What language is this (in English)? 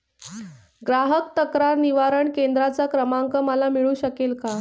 Marathi